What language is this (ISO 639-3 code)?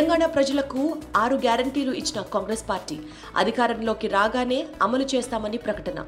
tel